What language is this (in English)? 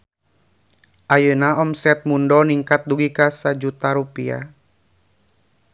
Sundanese